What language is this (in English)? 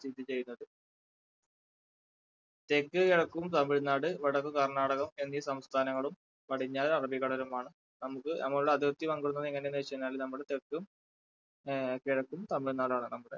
Malayalam